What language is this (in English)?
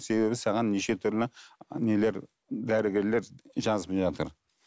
Kazakh